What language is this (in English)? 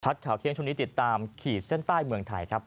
Thai